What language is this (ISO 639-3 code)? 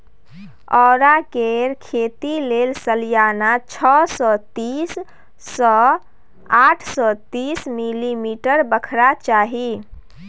mai